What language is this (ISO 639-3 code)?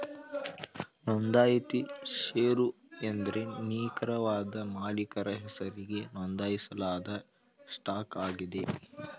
kan